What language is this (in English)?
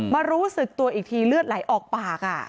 Thai